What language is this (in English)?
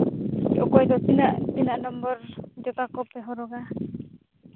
Santali